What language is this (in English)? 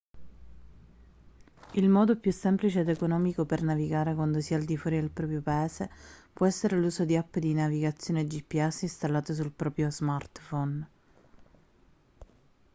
Italian